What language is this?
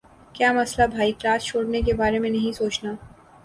Urdu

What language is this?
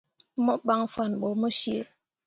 Mundang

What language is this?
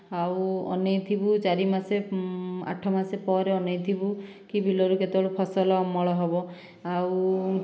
Odia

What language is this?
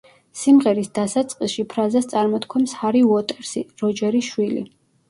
Georgian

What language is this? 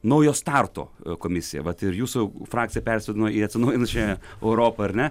Lithuanian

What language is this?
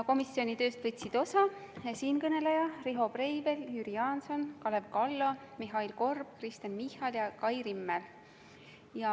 Estonian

